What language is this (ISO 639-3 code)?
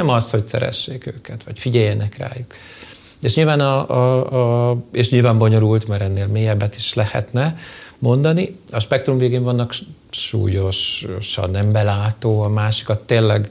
hun